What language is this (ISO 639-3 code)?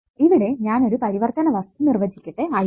mal